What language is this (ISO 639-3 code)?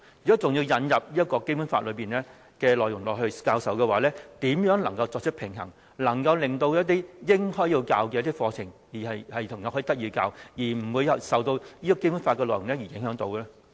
yue